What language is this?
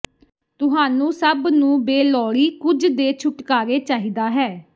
Punjabi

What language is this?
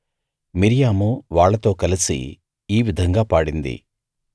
Telugu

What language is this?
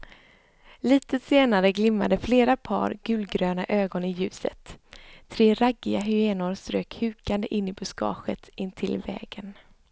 Swedish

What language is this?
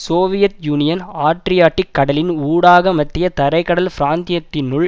Tamil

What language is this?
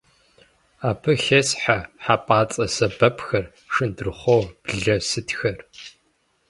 Kabardian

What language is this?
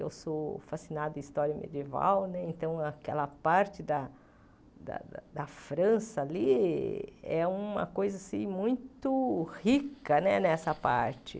Portuguese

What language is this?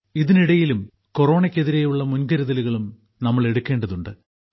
Malayalam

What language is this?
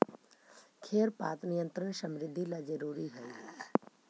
Magahi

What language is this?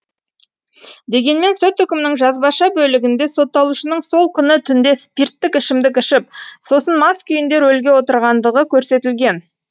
Kazakh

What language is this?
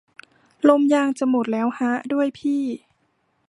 Thai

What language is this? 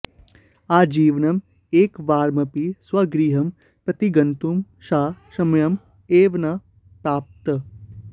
Sanskrit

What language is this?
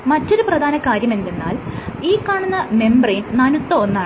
Malayalam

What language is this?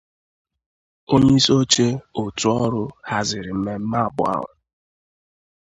Igbo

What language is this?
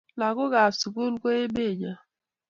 Kalenjin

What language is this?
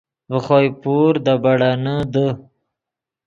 Yidgha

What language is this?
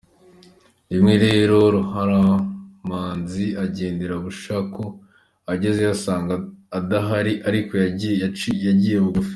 Kinyarwanda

